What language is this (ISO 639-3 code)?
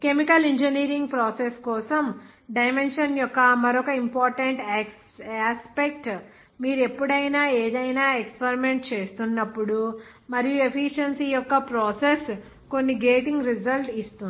tel